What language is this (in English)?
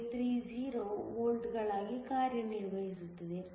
Kannada